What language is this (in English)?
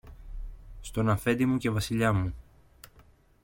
Greek